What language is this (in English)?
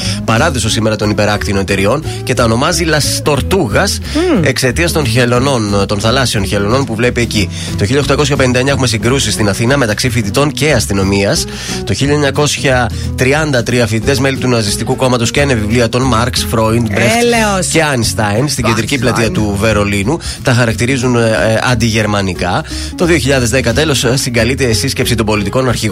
Greek